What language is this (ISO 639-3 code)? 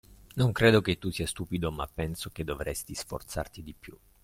ita